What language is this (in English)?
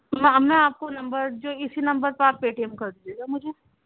Urdu